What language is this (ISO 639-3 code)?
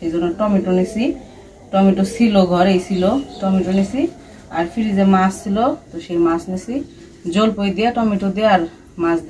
ara